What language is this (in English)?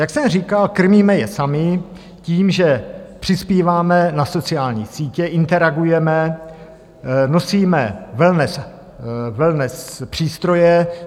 Czech